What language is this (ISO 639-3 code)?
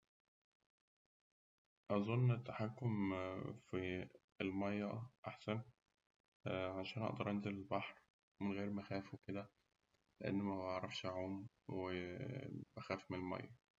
arz